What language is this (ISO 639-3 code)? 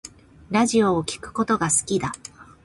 jpn